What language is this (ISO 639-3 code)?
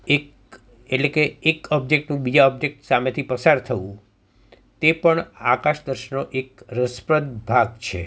guj